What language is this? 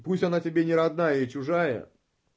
Russian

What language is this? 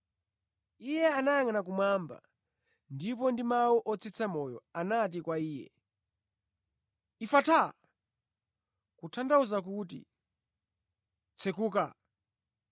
Nyanja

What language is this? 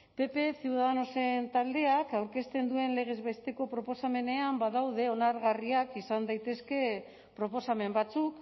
Basque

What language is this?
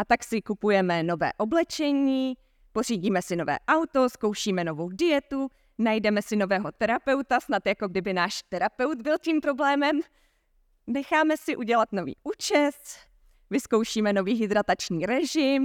Czech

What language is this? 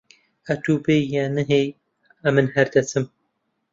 Central Kurdish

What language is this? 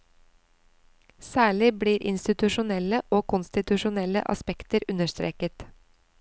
Norwegian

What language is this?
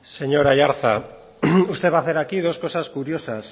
Spanish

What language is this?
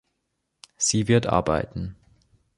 German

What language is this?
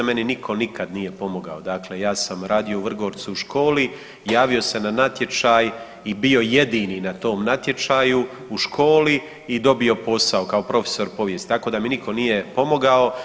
Croatian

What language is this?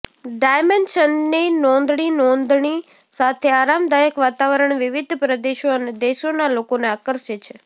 Gujarati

